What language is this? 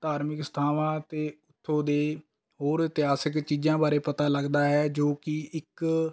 Punjabi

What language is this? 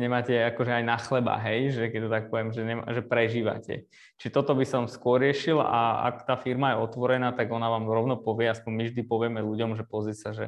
Slovak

